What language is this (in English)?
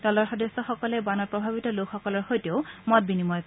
Assamese